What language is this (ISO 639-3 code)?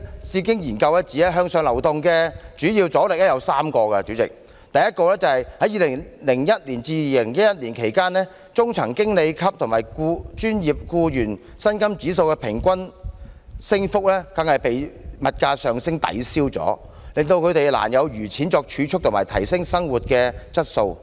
yue